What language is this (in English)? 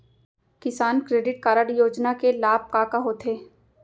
Chhattisgarhi